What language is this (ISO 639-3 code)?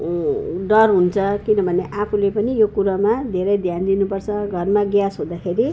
nep